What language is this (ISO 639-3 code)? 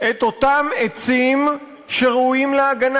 heb